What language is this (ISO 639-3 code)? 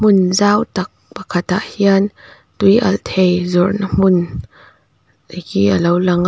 lus